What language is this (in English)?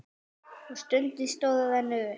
Icelandic